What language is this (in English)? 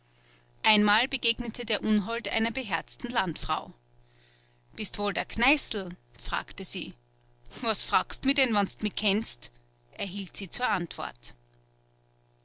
German